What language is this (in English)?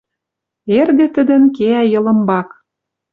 Western Mari